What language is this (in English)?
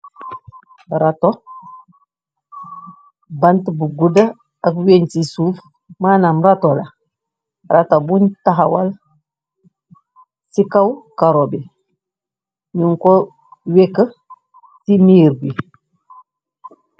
Wolof